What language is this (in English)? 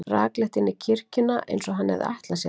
Icelandic